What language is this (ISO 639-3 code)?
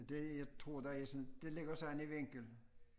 dan